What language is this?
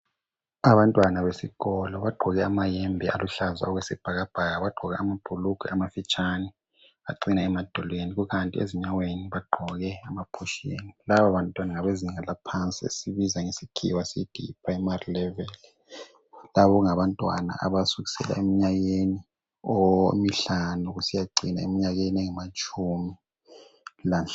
North Ndebele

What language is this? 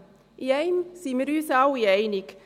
Swiss German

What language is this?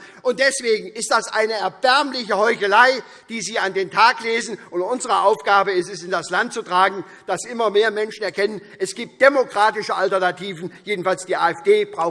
German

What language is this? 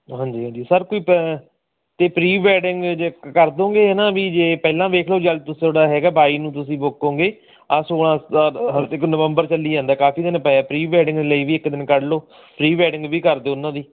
Punjabi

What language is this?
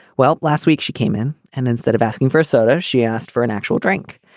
English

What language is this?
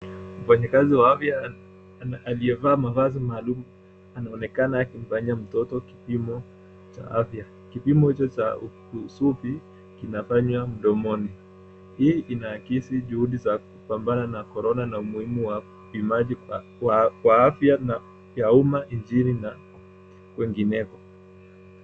Swahili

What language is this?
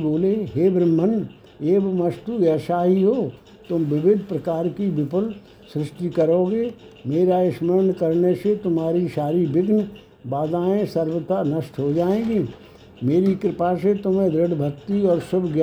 Hindi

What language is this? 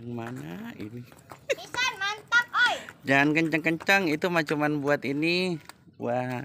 Indonesian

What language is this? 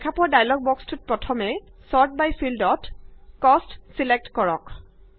Assamese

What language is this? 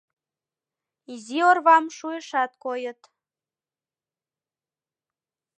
Mari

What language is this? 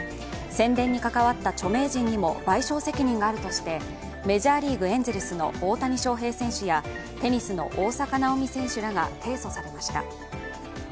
Japanese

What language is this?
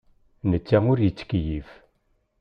Kabyle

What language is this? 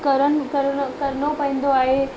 Sindhi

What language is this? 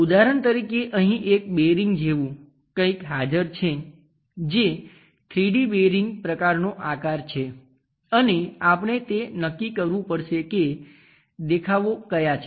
Gujarati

